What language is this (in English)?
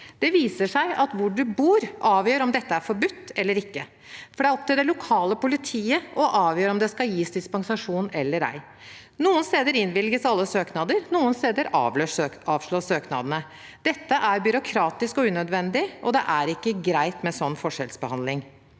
Norwegian